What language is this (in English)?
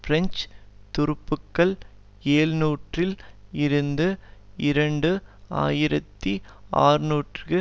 Tamil